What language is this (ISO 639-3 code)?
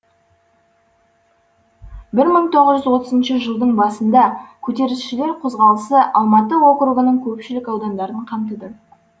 kaz